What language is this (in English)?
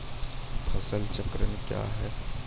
Maithili